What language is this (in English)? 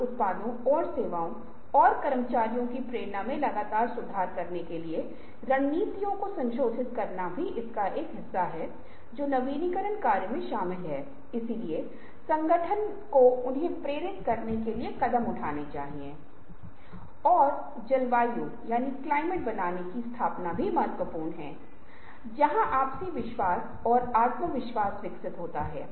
Hindi